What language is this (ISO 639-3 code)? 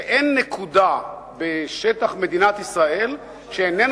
heb